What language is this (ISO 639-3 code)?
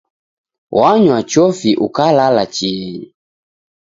dav